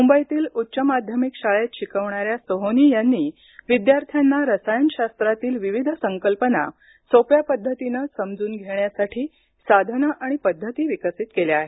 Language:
Marathi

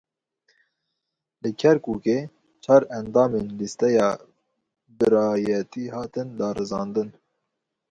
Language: Kurdish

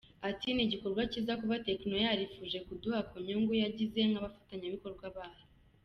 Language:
Kinyarwanda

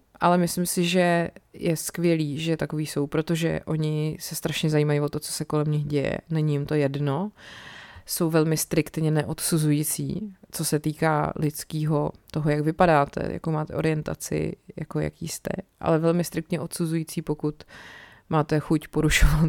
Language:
Czech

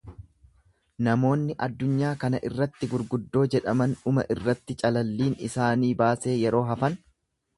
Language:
Oromo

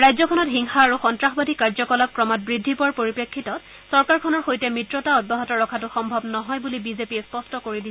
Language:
Assamese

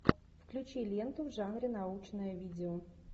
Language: Russian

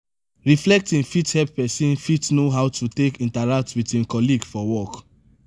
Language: Nigerian Pidgin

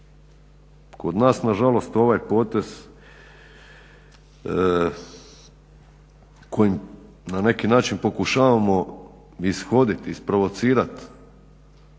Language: Croatian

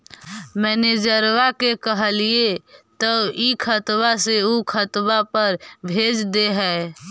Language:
Magahi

